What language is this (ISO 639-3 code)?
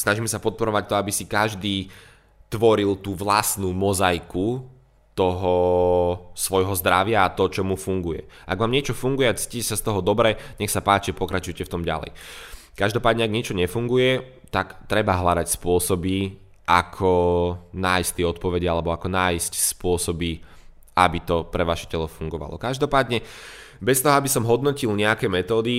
slk